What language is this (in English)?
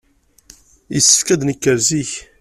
Kabyle